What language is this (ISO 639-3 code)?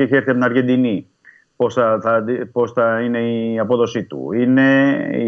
ell